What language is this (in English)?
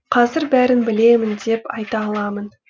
Kazakh